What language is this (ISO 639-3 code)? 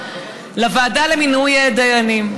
heb